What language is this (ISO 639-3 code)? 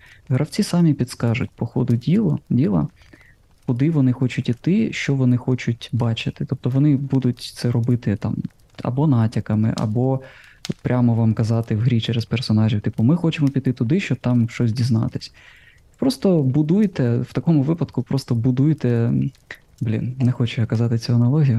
ukr